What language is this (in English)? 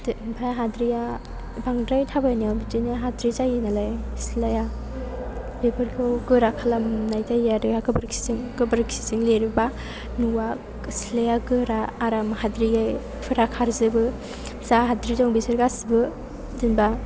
Bodo